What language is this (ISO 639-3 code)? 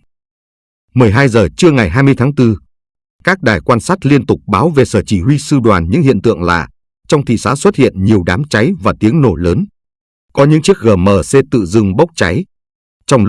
vie